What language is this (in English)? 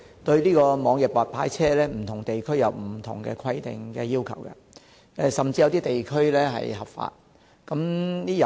Cantonese